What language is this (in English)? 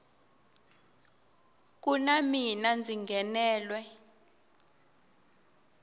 Tsonga